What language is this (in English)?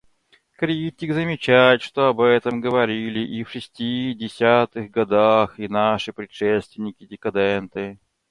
Russian